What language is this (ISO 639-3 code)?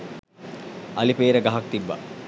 sin